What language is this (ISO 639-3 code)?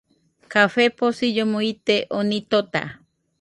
hux